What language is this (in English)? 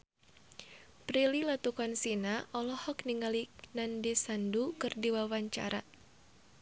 Sundanese